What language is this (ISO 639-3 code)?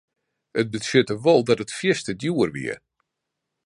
fry